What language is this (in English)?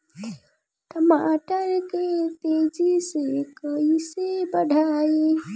Bhojpuri